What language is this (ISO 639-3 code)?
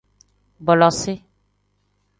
kdh